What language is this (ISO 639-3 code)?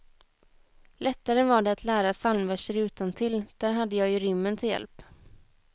swe